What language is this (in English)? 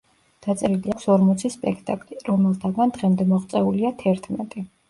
Georgian